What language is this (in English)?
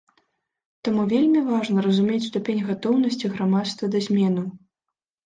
Belarusian